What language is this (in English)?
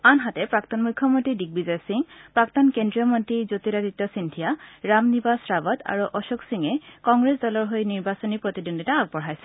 Assamese